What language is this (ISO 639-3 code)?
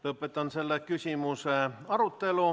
est